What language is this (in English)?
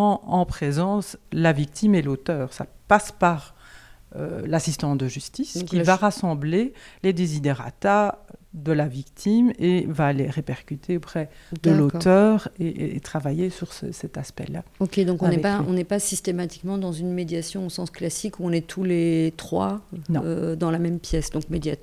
French